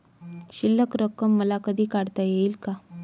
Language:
Marathi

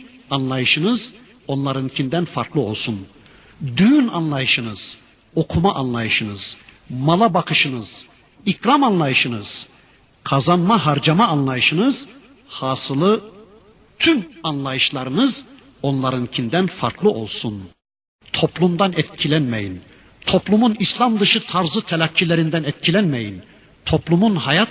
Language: Turkish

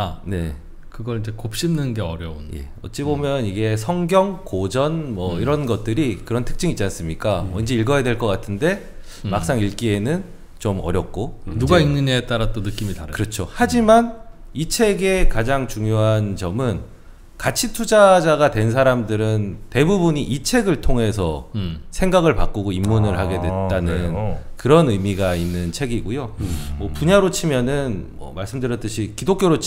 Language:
Korean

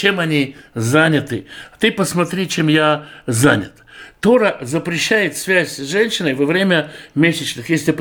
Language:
Russian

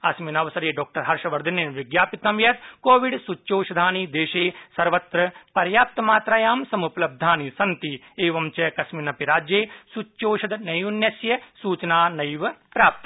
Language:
Sanskrit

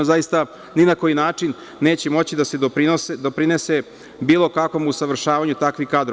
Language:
Serbian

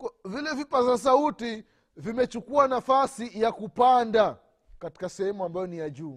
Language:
Swahili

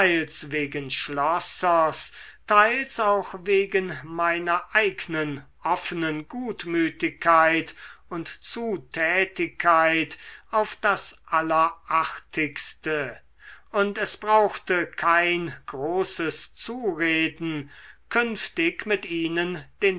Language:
German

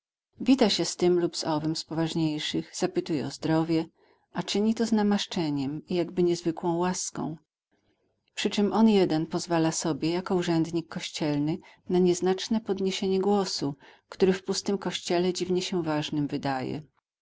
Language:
Polish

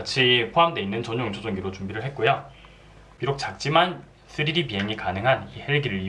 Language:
Korean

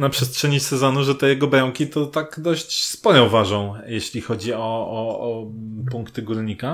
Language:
Polish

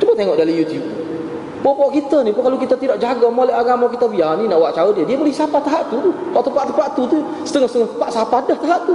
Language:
Malay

